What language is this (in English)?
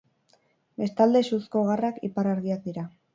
Basque